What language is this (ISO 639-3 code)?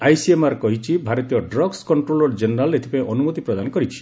ori